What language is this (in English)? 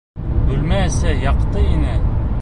Bashkir